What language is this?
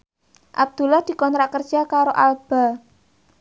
Javanese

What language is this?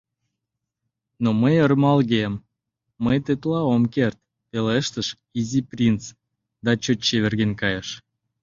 Mari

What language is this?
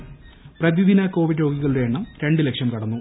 Malayalam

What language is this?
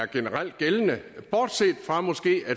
Danish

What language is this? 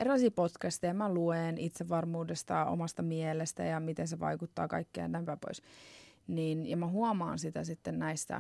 Finnish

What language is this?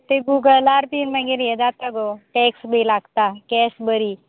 Konkani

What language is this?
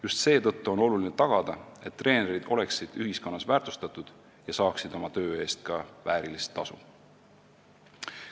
Estonian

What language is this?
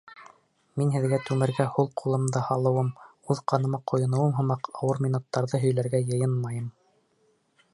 Bashkir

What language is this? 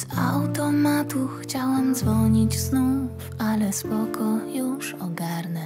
Polish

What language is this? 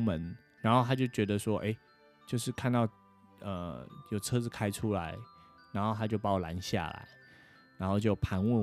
Chinese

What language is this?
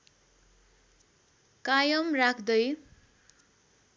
Nepali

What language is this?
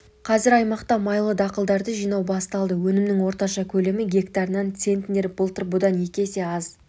Kazakh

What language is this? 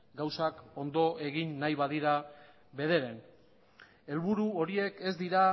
Basque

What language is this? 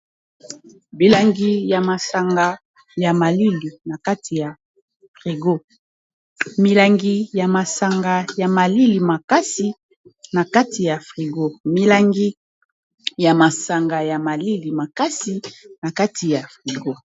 Lingala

